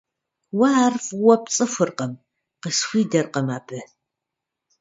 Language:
Kabardian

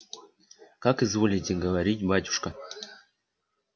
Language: Russian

